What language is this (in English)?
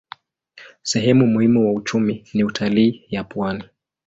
Swahili